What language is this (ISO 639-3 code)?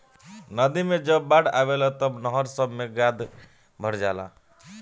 bho